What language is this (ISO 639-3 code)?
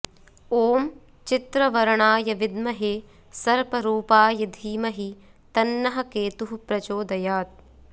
san